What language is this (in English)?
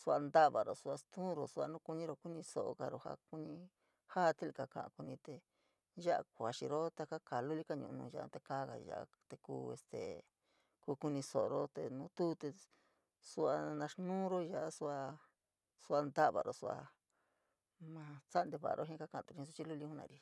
San Miguel El Grande Mixtec